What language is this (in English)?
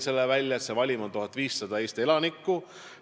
Estonian